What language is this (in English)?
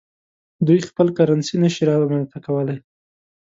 Pashto